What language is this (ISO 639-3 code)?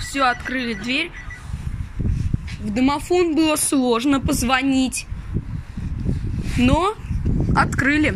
rus